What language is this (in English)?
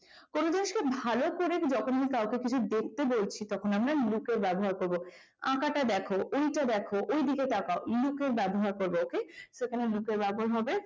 Bangla